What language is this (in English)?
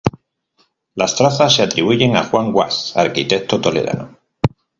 Spanish